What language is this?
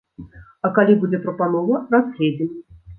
Belarusian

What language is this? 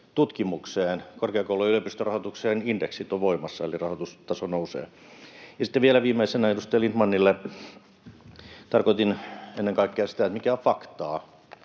Finnish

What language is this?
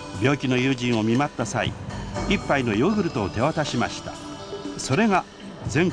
Japanese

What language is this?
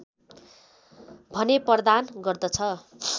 Nepali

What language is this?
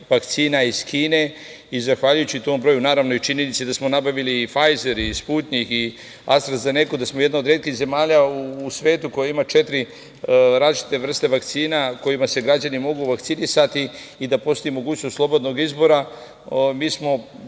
Serbian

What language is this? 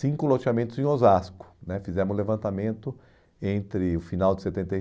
Portuguese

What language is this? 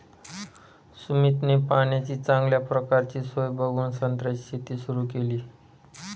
Marathi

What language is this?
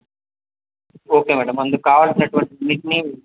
Telugu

